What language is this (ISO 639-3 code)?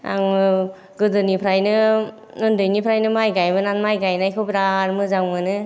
brx